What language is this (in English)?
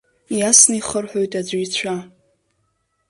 Abkhazian